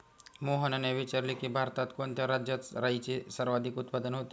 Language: Marathi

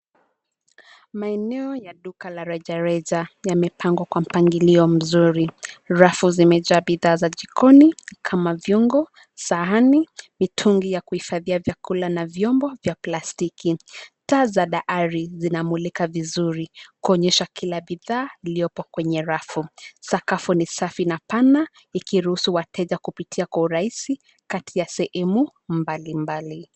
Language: Swahili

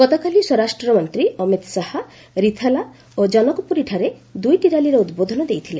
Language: Odia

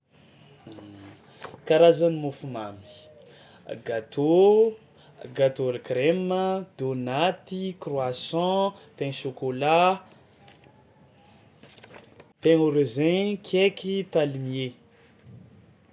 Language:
Tsimihety Malagasy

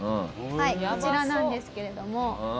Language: Japanese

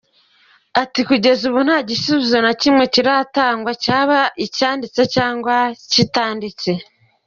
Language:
Kinyarwanda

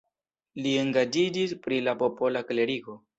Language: Esperanto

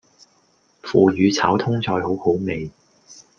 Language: Cantonese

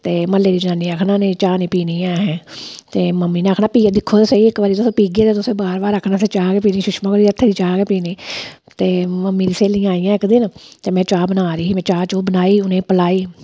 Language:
Dogri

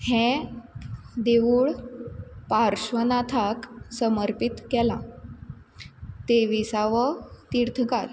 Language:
Konkani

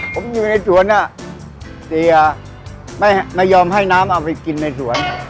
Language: Thai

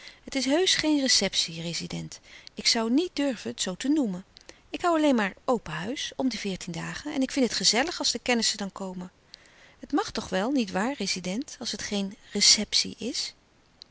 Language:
Dutch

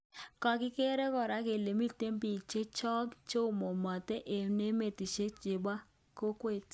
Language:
Kalenjin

